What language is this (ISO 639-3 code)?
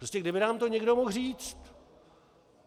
ces